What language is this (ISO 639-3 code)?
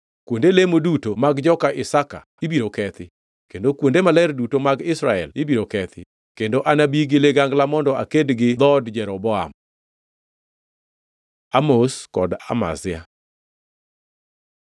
luo